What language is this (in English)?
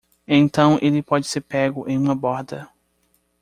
Portuguese